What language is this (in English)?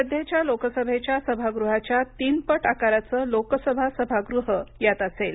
Marathi